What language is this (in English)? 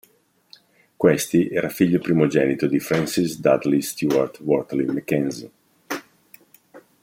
Italian